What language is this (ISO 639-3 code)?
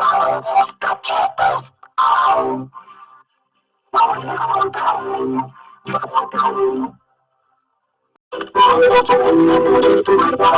spa